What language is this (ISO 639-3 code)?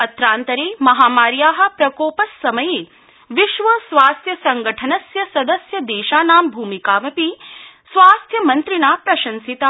san